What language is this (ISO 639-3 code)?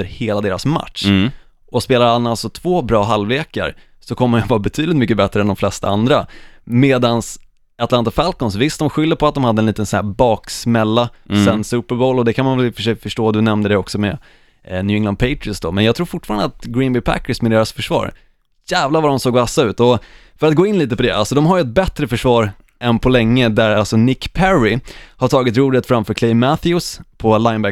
swe